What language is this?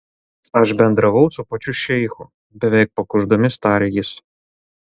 Lithuanian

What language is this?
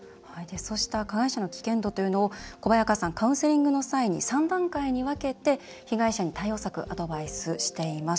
Japanese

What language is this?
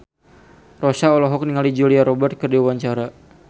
Sundanese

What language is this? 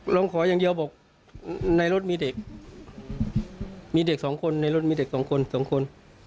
Thai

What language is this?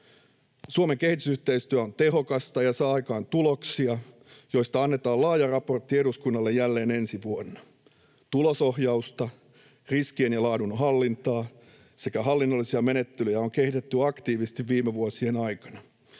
Finnish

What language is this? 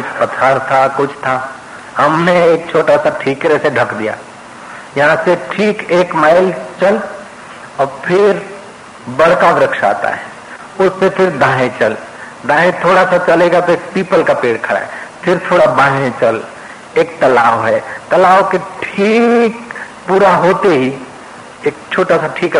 Hindi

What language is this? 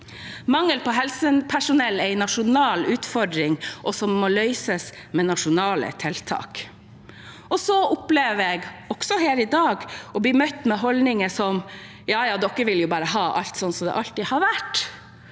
Norwegian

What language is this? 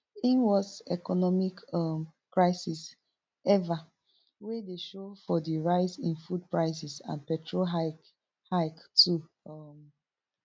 Nigerian Pidgin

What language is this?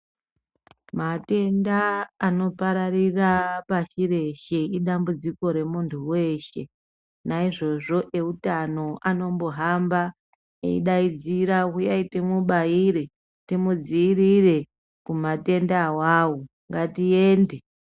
Ndau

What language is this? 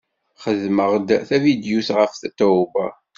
Kabyle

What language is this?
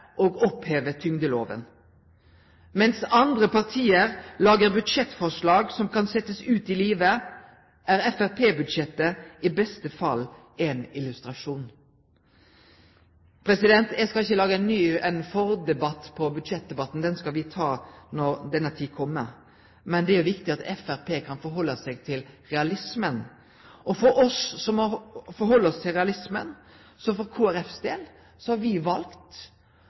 Norwegian Nynorsk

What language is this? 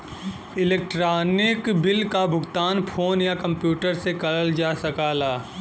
Bhojpuri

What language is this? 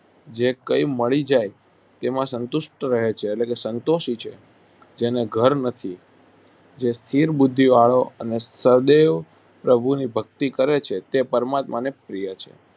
Gujarati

